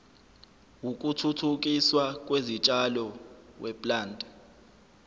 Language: Zulu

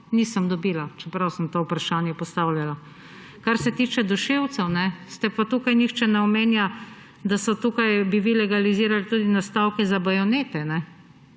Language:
Slovenian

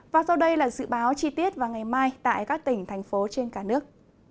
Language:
Vietnamese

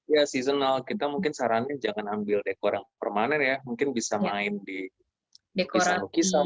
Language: Indonesian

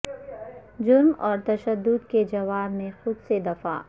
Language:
Urdu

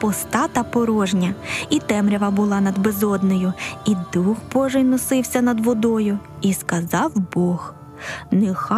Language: Ukrainian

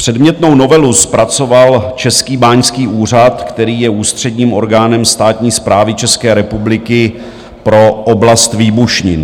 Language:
Czech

